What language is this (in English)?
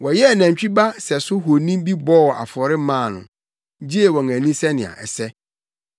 Akan